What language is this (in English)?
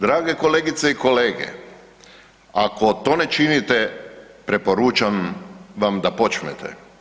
Croatian